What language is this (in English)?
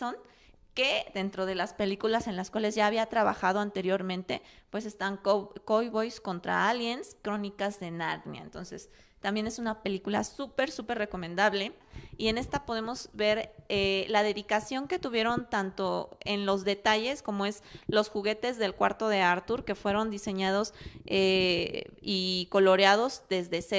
Spanish